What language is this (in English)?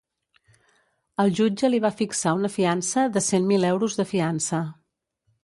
Catalan